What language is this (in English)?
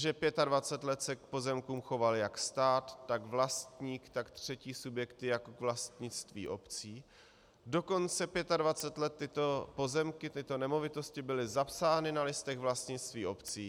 Czech